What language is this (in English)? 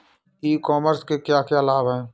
Hindi